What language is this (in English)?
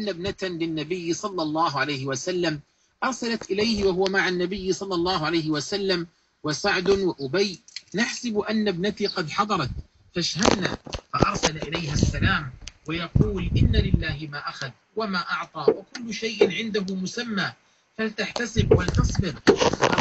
Arabic